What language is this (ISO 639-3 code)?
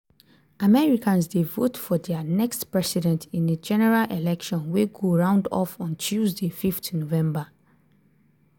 pcm